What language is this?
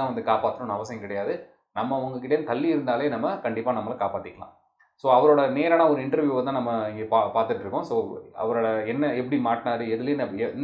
Tamil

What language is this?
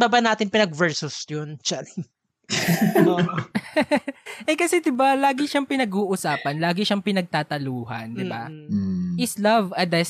Filipino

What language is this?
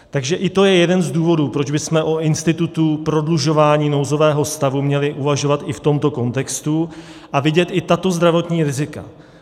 Czech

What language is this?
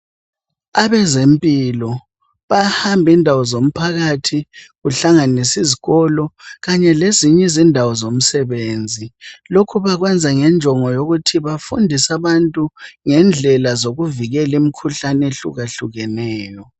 North Ndebele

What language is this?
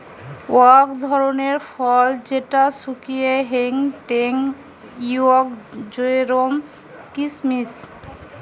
Bangla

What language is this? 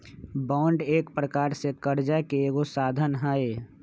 Magahi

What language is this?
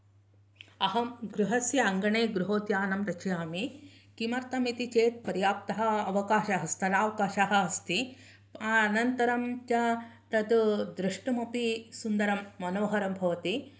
Sanskrit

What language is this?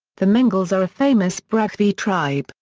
English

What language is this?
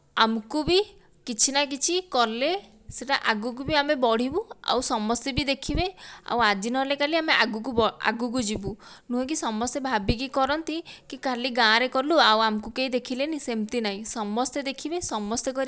Odia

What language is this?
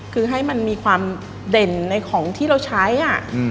Thai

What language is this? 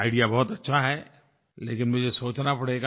Hindi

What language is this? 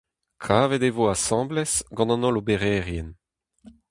Breton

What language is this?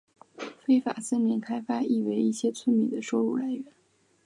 Chinese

